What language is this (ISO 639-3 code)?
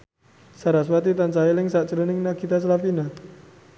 jav